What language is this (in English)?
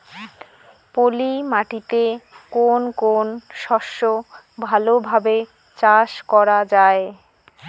Bangla